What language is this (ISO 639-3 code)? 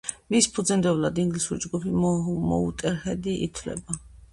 kat